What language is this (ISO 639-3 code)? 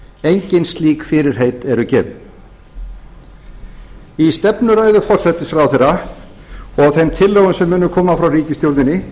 isl